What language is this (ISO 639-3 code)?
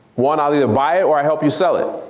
eng